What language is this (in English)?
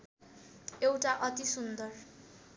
Nepali